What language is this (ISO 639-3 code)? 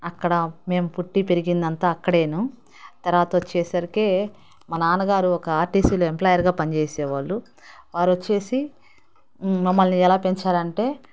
tel